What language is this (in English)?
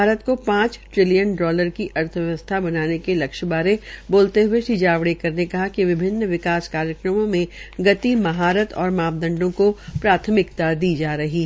Hindi